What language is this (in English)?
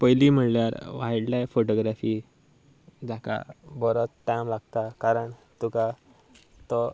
Konkani